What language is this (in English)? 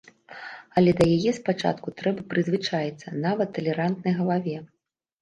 Belarusian